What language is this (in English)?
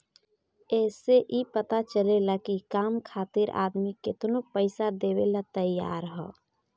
Bhojpuri